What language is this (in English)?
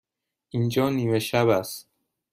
Persian